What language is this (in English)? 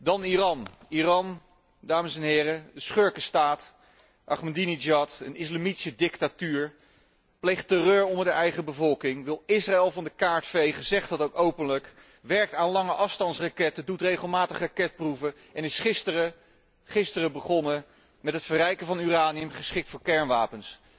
Dutch